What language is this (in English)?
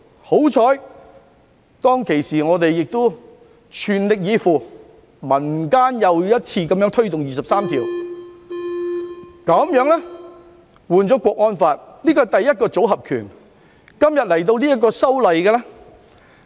Cantonese